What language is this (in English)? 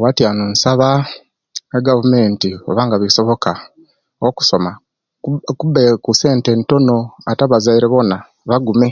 Kenyi